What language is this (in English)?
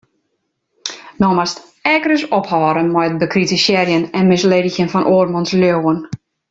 Western Frisian